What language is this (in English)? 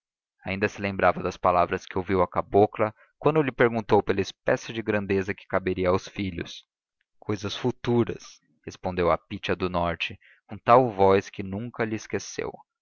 Portuguese